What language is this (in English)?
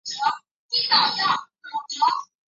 Chinese